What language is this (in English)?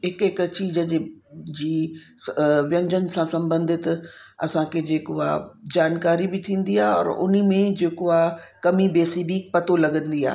Sindhi